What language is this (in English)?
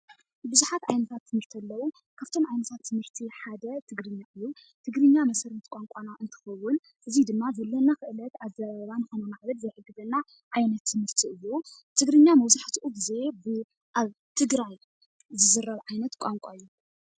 Tigrinya